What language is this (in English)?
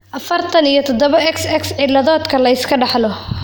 Somali